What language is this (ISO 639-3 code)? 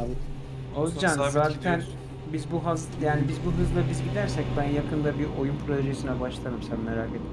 tur